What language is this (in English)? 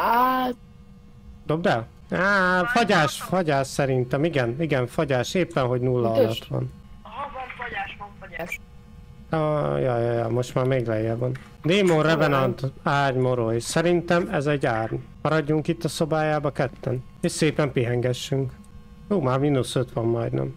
Hungarian